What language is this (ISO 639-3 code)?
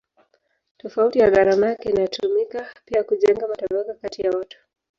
swa